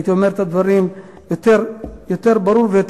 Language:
Hebrew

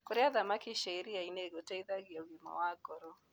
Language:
Kikuyu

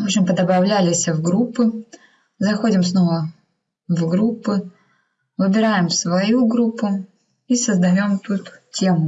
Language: Russian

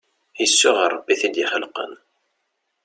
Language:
Kabyle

